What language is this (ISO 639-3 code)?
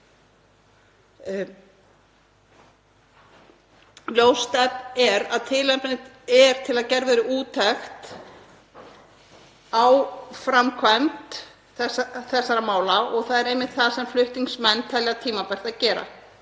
isl